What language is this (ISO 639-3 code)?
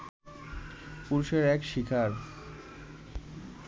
ben